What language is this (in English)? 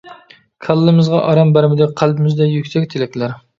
Uyghur